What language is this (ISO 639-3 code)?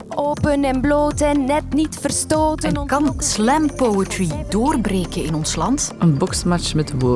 nld